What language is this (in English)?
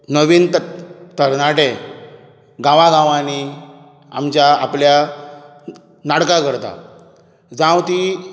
Konkani